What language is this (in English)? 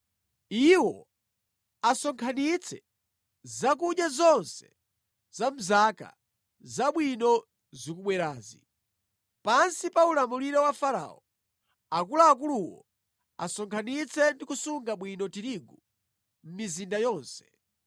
Nyanja